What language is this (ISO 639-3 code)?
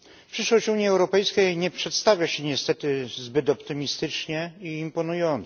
pol